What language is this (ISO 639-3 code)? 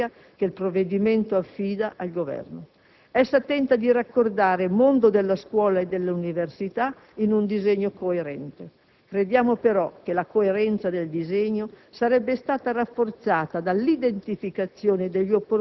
ita